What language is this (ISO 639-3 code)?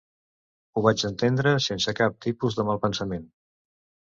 cat